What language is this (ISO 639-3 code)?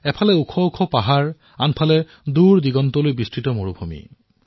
asm